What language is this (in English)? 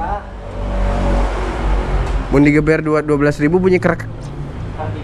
Indonesian